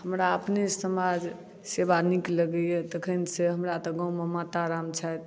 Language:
Maithili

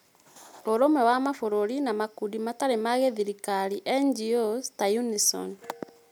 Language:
Kikuyu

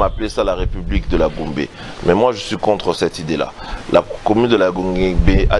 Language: French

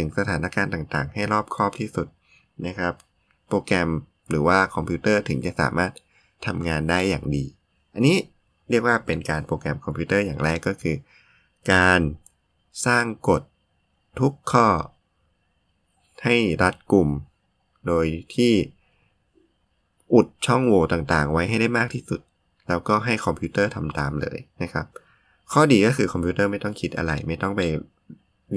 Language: Thai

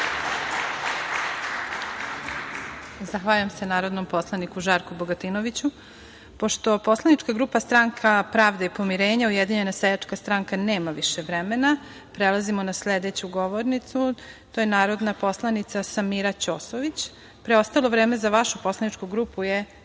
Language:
Serbian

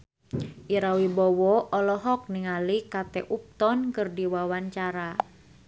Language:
Sundanese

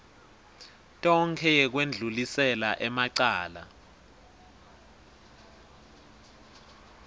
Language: Swati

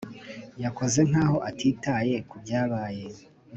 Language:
Kinyarwanda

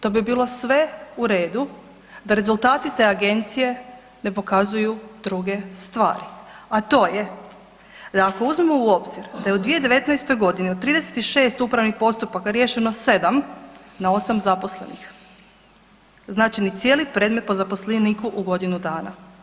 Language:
Croatian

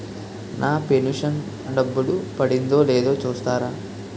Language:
Telugu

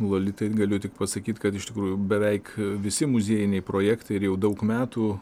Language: Lithuanian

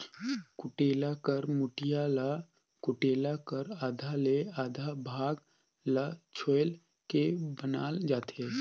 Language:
Chhattisgarhi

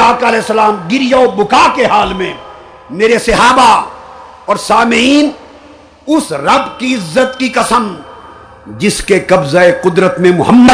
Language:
Urdu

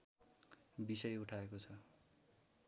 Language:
Nepali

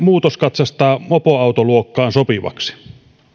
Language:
Finnish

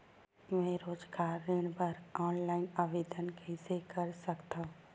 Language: Chhattisgarhi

